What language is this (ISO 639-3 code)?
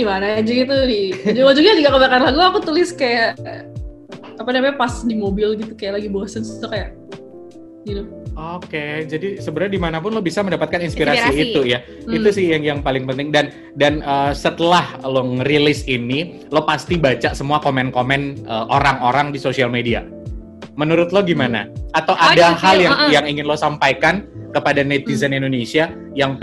ind